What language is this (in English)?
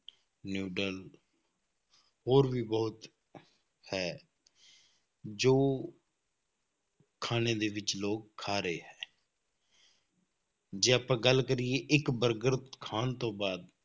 Punjabi